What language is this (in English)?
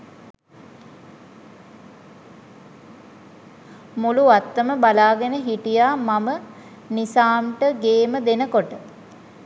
Sinhala